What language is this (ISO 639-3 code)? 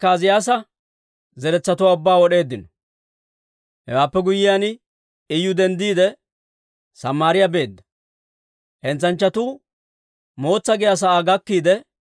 dwr